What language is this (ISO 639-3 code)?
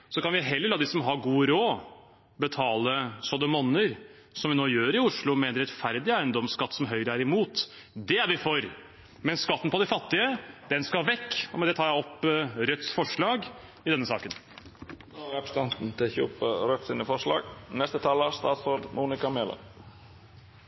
nor